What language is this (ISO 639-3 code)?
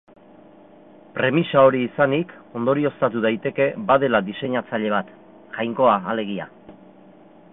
eus